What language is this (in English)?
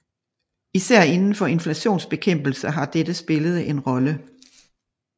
Danish